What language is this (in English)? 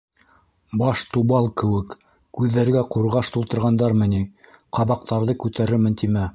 Bashkir